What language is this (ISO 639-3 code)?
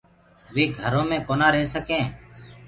ggg